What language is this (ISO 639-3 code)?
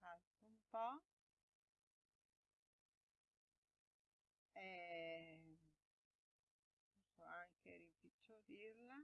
ita